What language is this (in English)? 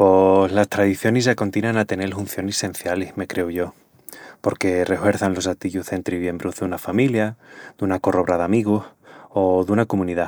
Extremaduran